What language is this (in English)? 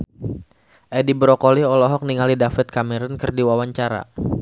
Sundanese